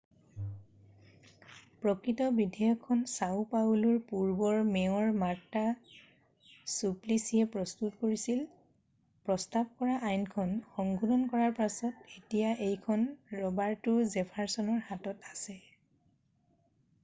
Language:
Assamese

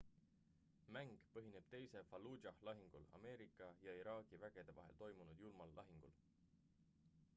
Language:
Estonian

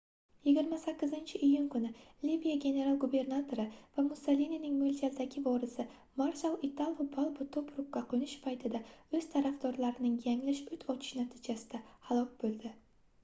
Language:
Uzbek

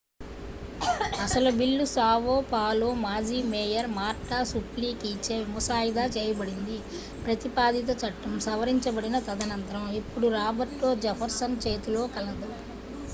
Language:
Telugu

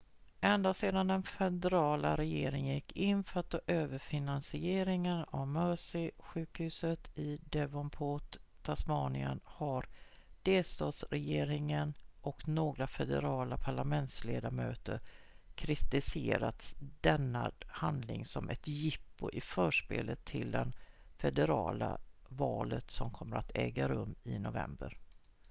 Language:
Swedish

